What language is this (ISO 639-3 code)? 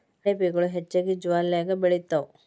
kan